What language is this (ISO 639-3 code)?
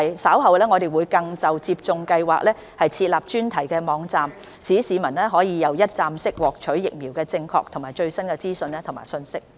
yue